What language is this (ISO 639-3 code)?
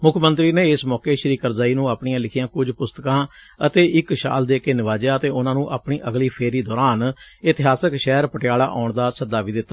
pan